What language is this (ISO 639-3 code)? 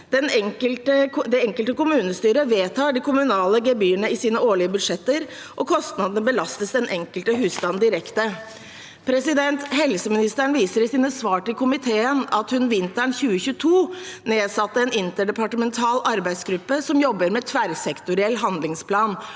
nor